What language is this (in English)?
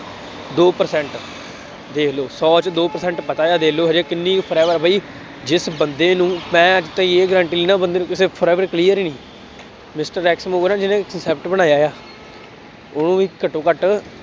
Punjabi